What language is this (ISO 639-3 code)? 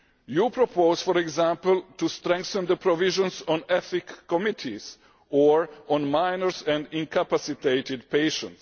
eng